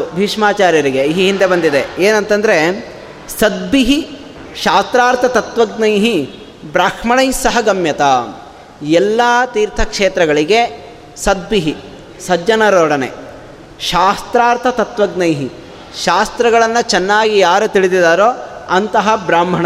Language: Kannada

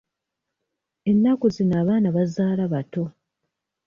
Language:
Ganda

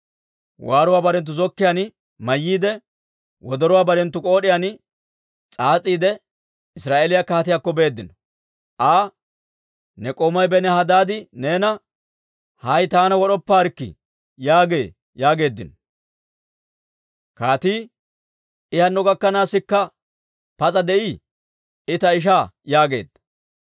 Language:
Dawro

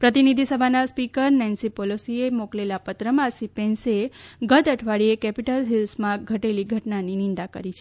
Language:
Gujarati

